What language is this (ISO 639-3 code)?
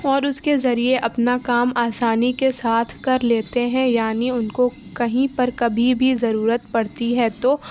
urd